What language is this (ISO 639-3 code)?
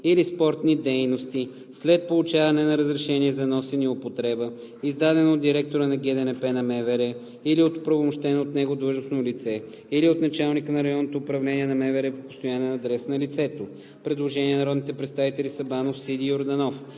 bul